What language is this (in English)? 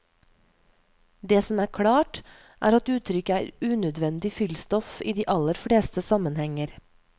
Norwegian